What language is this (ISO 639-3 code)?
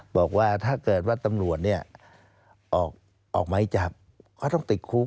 tha